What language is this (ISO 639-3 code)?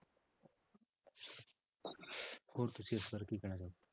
pan